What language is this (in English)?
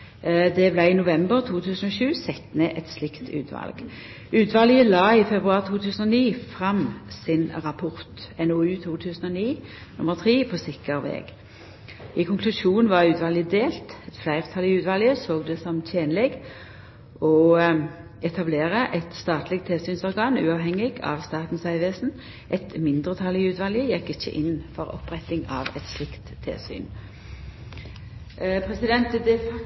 Norwegian Nynorsk